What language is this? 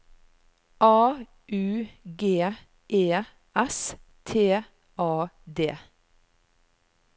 Norwegian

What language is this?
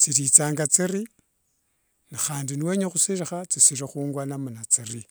Wanga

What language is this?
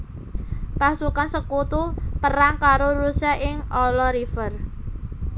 Javanese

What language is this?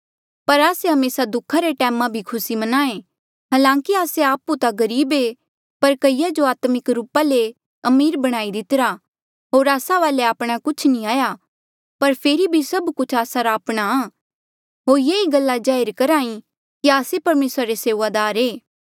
Mandeali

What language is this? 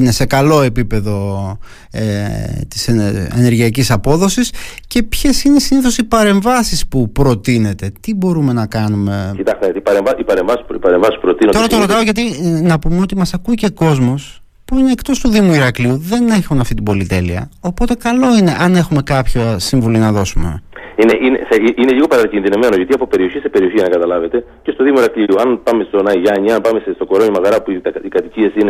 Greek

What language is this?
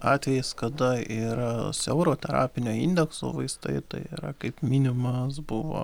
Lithuanian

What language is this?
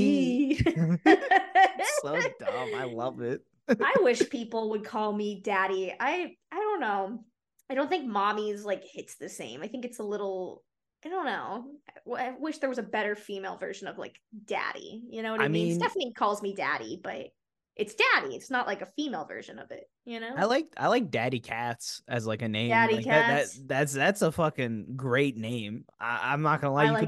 English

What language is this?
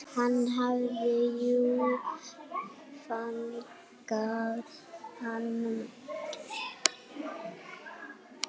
Icelandic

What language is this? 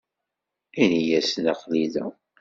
Kabyle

